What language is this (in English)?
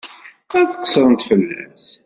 Kabyle